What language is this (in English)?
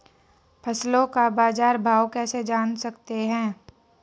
Hindi